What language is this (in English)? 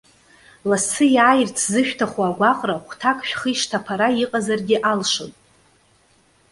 Abkhazian